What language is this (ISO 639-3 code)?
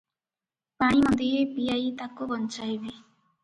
ori